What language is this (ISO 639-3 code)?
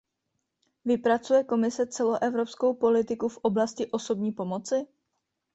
ces